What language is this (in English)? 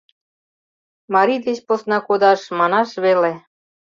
Mari